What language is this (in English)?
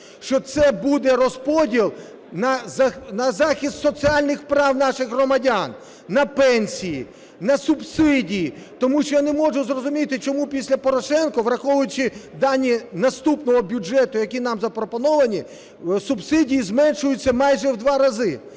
Ukrainian